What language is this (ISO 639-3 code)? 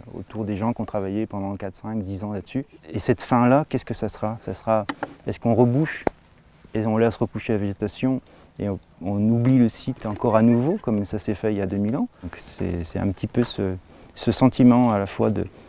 fra